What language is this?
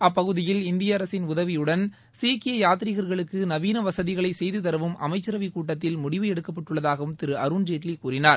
Tamil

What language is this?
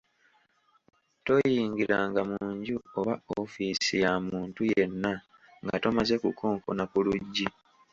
Ganda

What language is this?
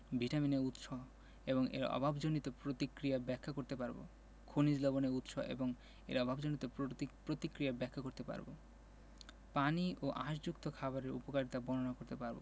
Bangla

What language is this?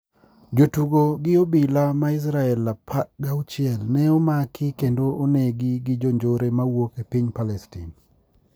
Luo (Kenya and Tanzania)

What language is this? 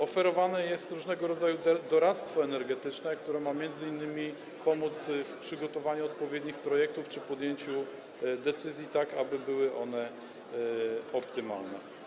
Polish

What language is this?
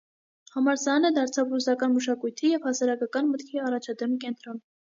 Armenian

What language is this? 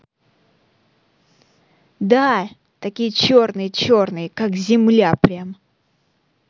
Russian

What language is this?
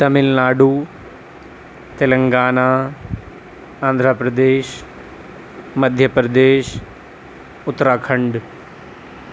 Urdu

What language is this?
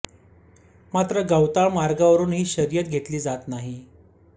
Marathi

